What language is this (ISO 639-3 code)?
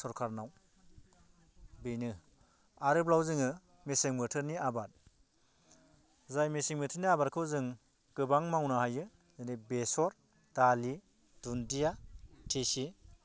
brx